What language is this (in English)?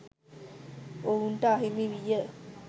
Sinhala